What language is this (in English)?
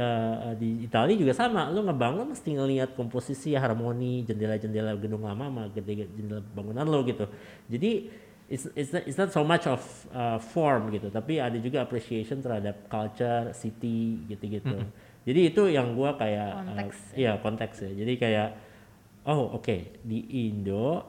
Indonesian